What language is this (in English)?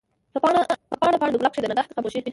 Pashto